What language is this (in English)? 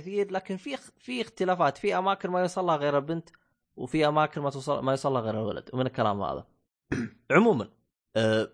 Arabic